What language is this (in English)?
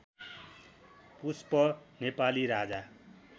Nepali